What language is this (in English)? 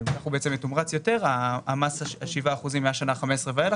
Hebrew